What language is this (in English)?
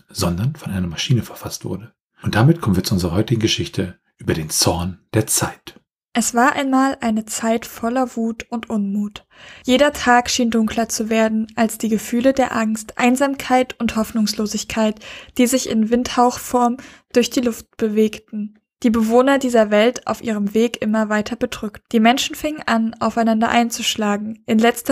German